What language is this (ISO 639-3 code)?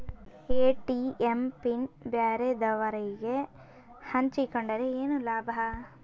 kan